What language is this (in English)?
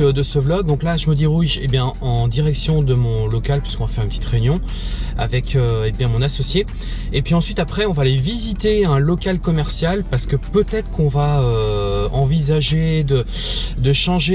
French